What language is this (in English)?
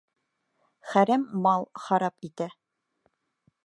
Bashkir